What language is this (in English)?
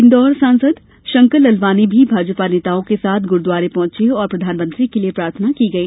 Hindi